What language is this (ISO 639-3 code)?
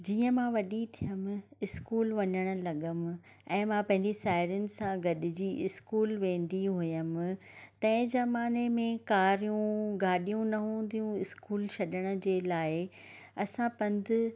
snd